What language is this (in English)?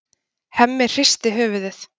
Icelandic